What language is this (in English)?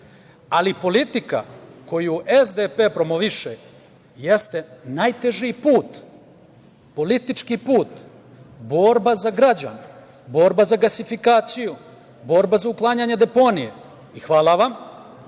Serbian